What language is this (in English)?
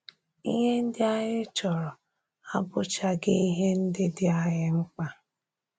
Igbo